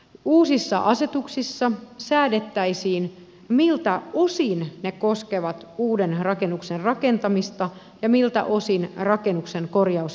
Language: Finnish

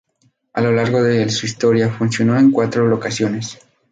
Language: Spanish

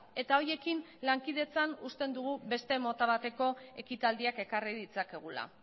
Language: Basque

